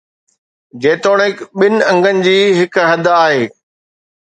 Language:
Sindhi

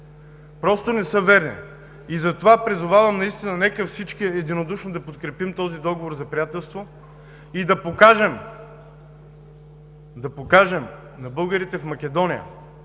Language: Bulgarian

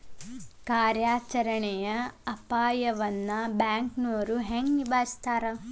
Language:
Kannada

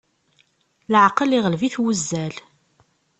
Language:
Kabyle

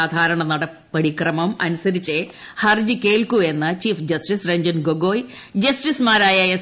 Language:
Malayalam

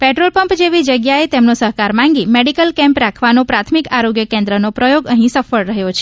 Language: Gujarati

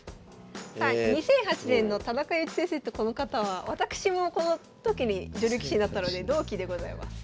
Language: Japanese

